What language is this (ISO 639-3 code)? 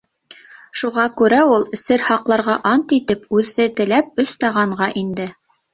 bak